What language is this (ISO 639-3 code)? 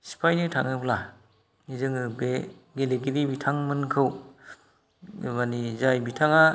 brx